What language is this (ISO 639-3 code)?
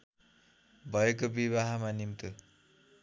nep